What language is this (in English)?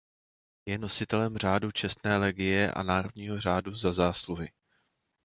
Czech